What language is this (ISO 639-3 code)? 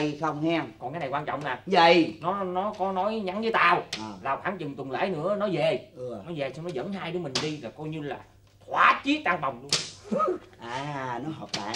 vie